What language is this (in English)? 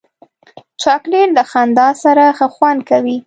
Pashto